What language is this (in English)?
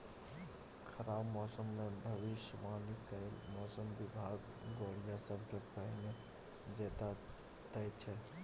Maithili